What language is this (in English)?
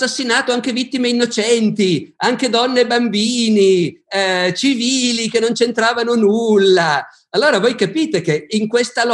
Italian